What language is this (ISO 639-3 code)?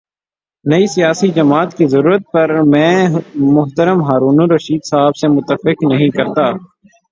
urd